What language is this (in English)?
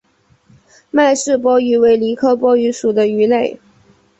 Chinese